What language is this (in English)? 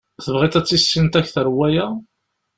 Kabyle